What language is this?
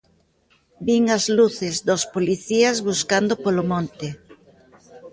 Galician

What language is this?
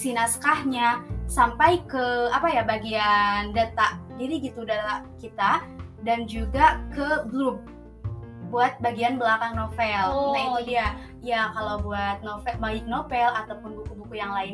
Indonesian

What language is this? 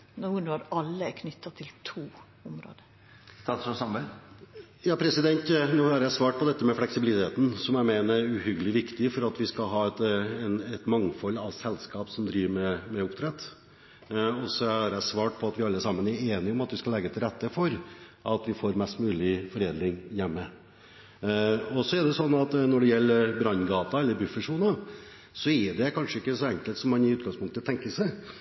Norwegian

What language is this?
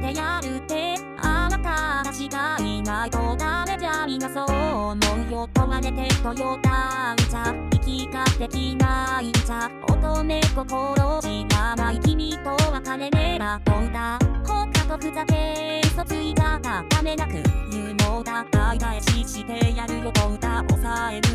Hungarian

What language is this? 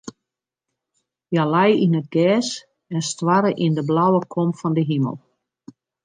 Western Frisian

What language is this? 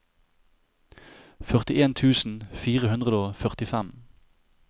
Norwegian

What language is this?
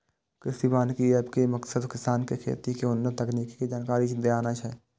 Maithili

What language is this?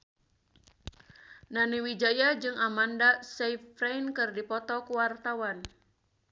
Sundanese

